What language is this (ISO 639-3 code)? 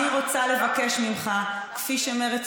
heb